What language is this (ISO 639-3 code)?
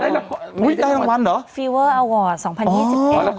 tha